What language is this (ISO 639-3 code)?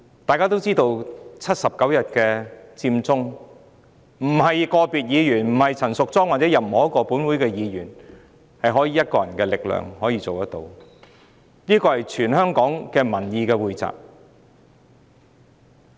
yue